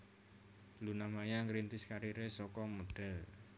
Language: Javanese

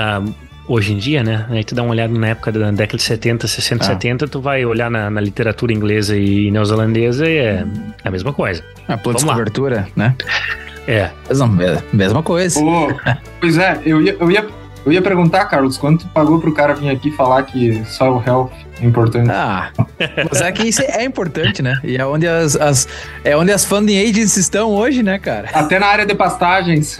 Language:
Portuguese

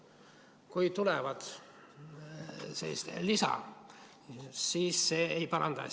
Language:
Estonian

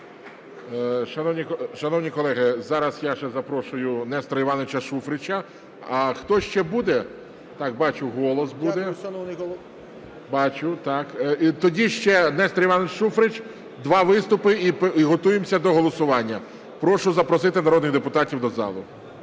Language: Ukrainian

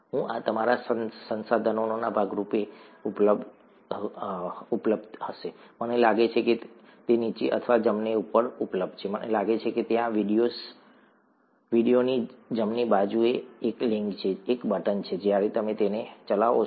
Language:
Gujarati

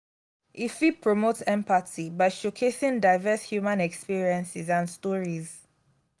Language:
Nigerian Pidgin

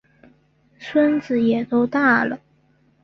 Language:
Chinese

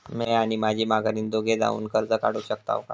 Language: Marathi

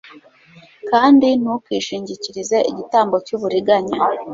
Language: Kinyarwanda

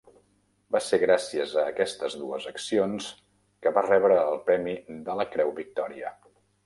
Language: Catalan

